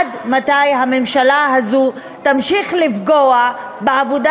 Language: Hebrew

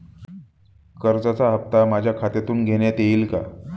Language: Marathi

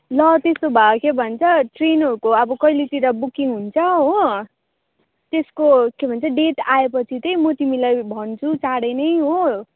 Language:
Nepali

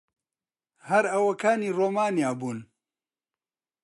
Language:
Central Kurdish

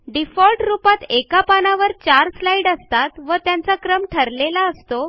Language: Marathi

